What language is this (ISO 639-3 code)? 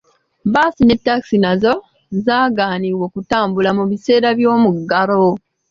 lug